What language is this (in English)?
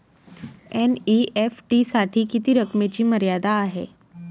Marathi